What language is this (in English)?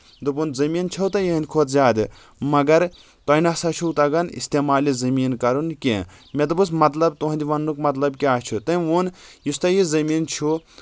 Kashmiri